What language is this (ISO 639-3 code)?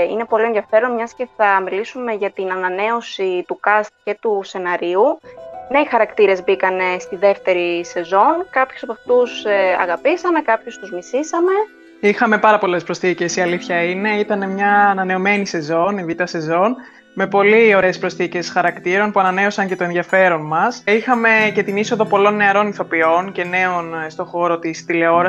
ell